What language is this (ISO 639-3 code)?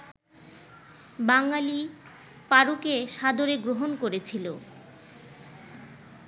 ben